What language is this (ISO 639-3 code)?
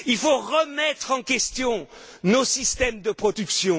fra